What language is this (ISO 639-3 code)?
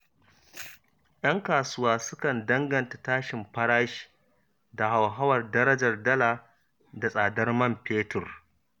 hau